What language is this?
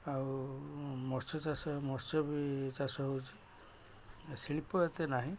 Odia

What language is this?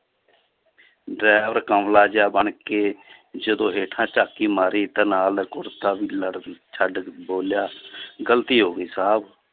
Punjabi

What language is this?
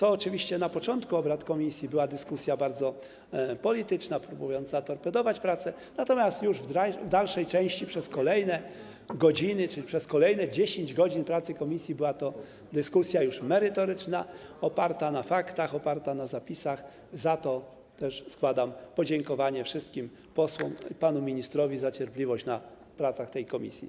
Polish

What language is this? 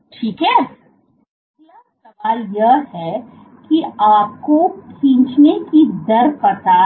Hindi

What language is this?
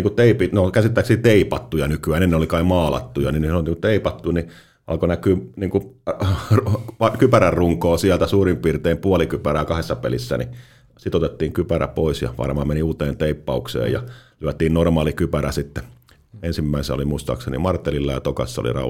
Finnish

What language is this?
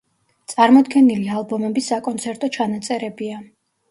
Georgian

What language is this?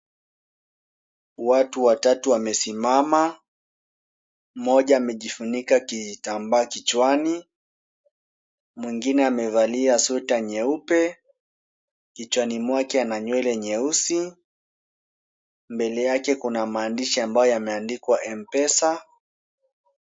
Swahili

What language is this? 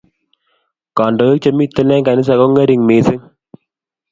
Kalenjin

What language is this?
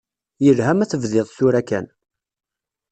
Kabyle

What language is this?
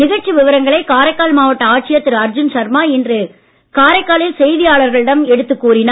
Tamil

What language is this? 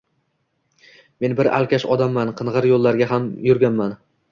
Uzbek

